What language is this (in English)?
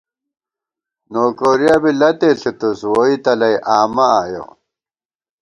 Gawar-Bati